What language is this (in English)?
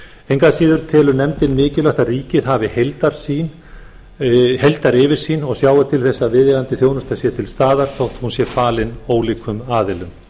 Icelandic